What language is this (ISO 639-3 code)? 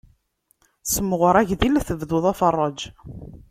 kab